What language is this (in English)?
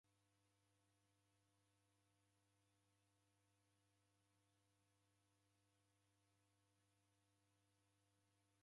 Taita